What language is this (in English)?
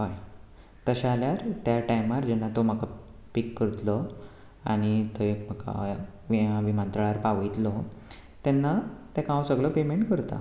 Konkani